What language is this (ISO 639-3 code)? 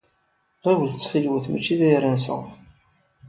kab